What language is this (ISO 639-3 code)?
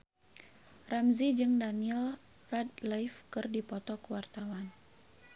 sun